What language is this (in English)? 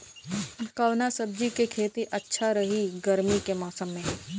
Bhojpuri